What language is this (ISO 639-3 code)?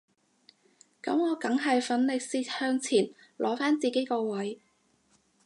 yue